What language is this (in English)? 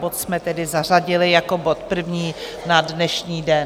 Czech